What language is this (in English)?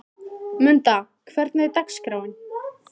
Icelandic